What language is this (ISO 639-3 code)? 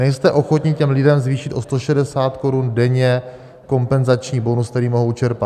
ces